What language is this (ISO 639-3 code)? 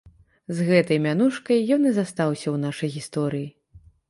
bel